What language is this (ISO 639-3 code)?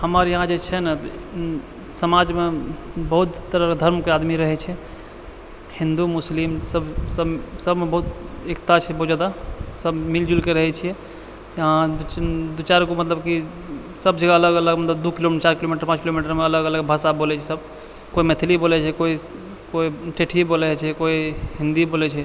mai